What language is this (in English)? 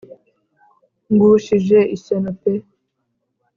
Kinyarwanda